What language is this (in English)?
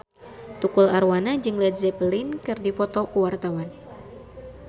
Sundanese